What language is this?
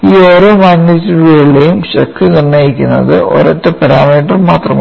Malayalam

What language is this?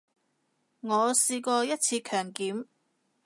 Cantonese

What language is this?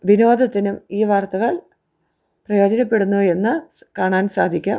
Malayalam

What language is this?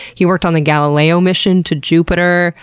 English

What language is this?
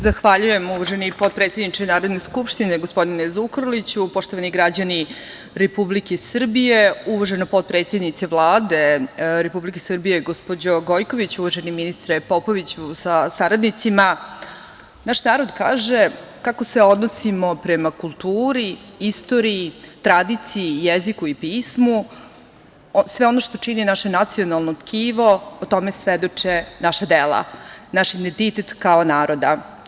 Serbian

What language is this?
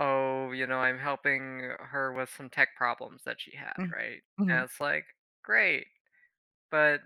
English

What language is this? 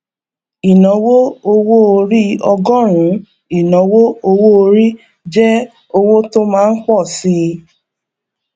Yoruba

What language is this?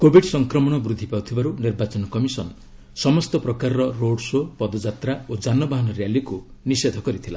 Odia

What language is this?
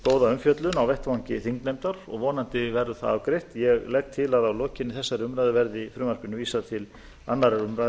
Icelandic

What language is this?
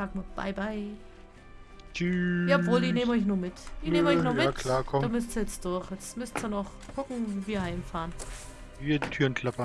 German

